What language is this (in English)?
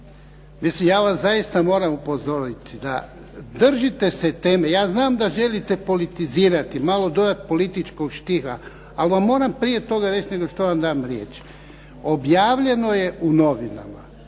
Croatian